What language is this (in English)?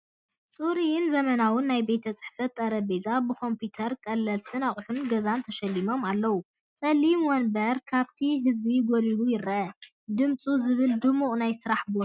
Tigrinya